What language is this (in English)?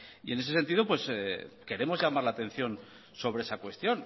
Spanish